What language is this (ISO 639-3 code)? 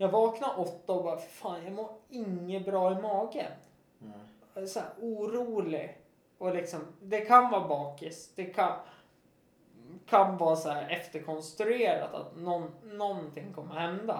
swe